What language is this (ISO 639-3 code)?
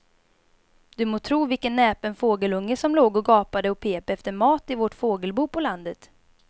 swe